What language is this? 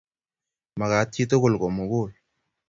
Kalenjin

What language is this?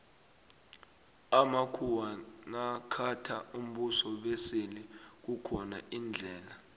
South Ndebele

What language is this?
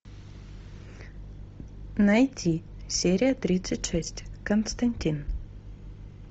Russian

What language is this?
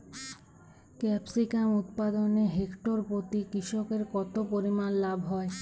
Bangla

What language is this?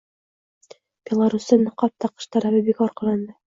Uzbek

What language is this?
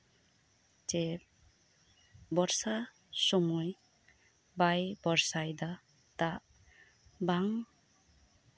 Santali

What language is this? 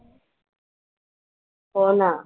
Marathi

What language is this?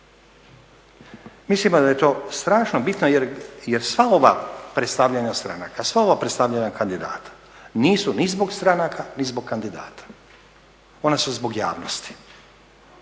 Croatian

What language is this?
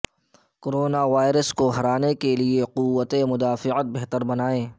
Urdu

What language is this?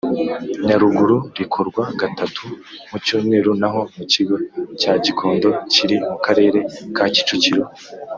Kinyarwanda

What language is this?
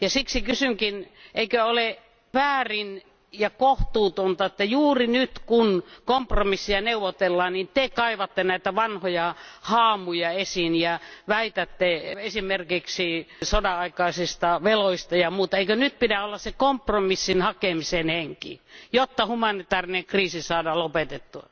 Finnish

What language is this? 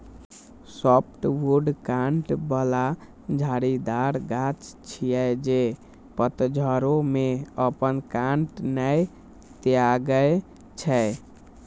Maithili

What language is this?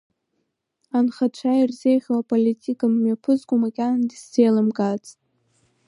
Abkhazian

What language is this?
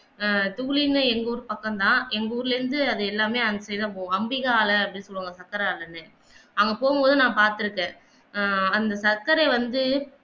Tamil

